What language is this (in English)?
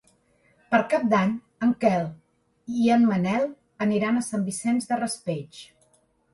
Catalan